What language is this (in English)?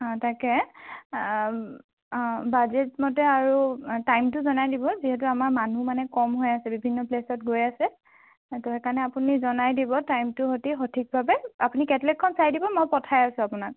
Assamese